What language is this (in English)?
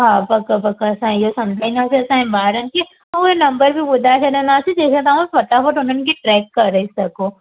Sindhi